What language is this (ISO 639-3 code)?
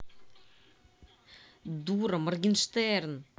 rus